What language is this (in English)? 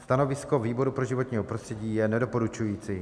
Czech